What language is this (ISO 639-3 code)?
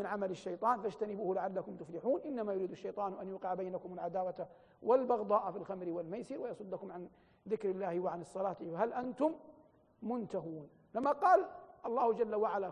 ara